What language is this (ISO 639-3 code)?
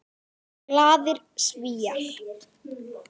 isl